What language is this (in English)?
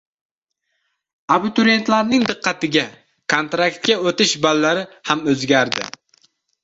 Uzbek